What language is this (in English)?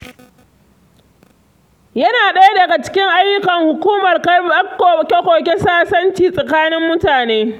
Hausa